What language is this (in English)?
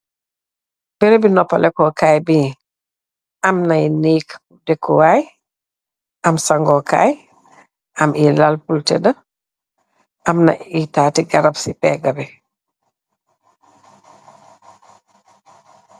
Wolof